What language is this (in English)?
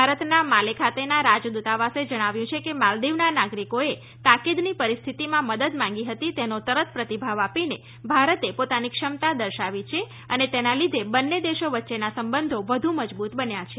Gujarati